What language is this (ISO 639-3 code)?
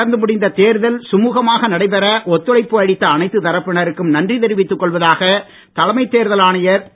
tam